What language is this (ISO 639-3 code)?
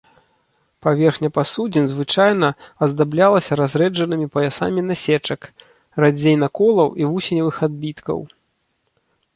bel